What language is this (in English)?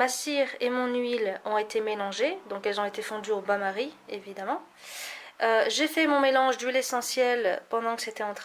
French